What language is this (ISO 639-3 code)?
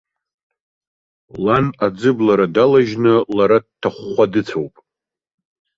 abk